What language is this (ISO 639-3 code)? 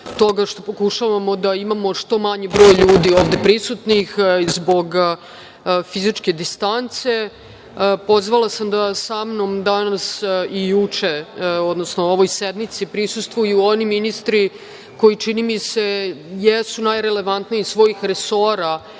srp